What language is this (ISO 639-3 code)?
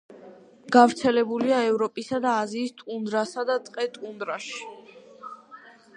kat